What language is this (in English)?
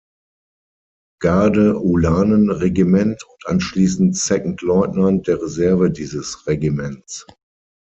German